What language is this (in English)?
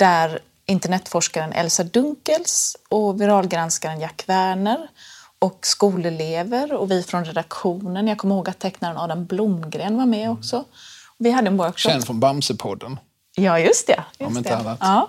Swedish